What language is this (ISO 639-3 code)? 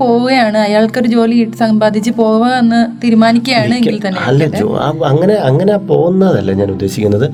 mal